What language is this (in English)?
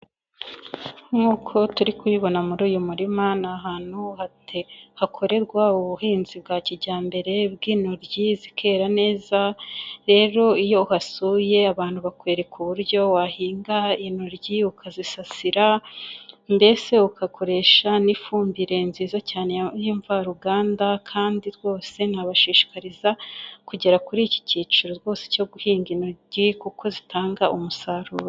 Kinyarwanda